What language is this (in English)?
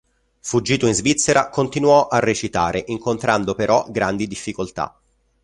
Italian